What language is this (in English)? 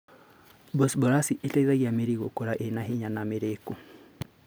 Kikuyu